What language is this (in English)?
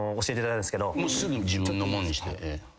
Japanese